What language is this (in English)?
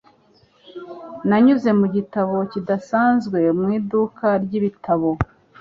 Kinyarwanda